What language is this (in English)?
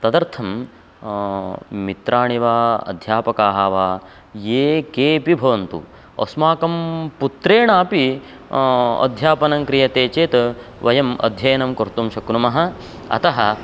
Sanskrit